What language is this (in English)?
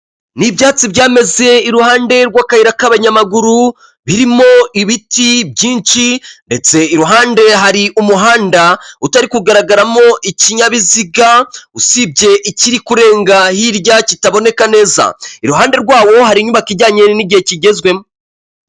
Kinyarwanda